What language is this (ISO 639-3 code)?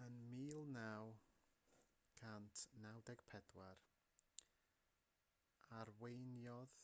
cym